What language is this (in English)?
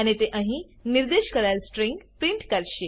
Gujarati